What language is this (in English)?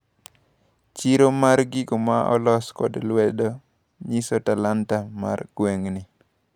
Luo (Kenya and Tanzania)